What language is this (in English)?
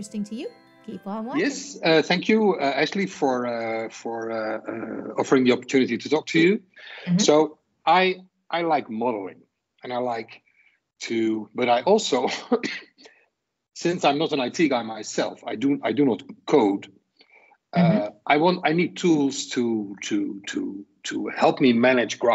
English